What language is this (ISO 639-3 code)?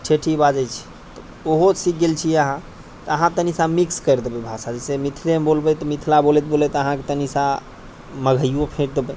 mai